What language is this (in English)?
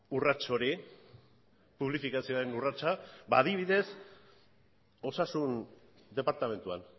Basque